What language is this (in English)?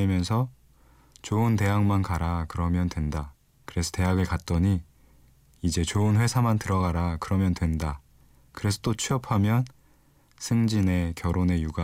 Korean